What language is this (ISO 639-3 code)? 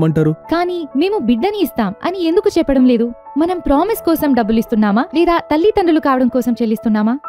tel